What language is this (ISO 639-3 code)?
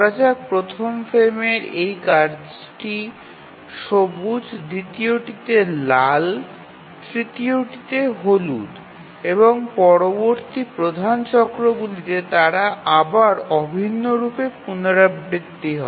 ben